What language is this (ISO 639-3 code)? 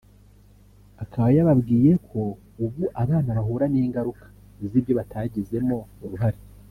kin